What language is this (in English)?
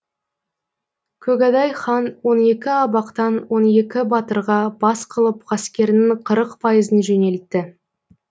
Kazakh